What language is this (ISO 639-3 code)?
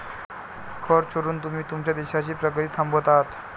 mar